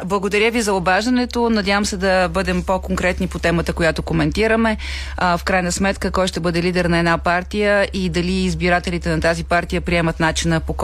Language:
Bulgarian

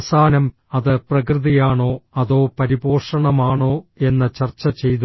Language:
Malayalam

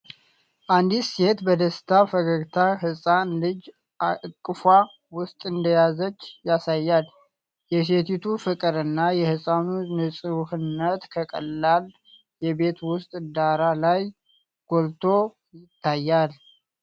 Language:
Amharic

